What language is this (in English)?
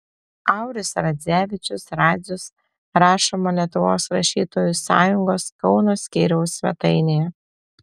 Lithuanian